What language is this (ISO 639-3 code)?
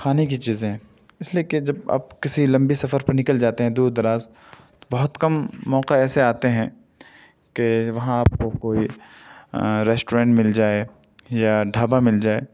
urd